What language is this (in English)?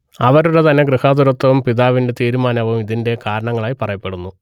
Malayalam